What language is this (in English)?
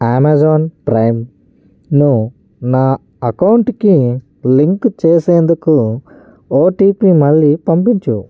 Telugu